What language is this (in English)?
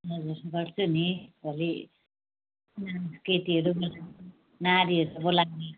Nepali